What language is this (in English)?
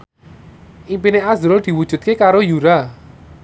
Javanese